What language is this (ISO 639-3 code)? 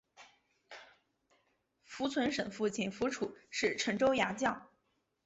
zho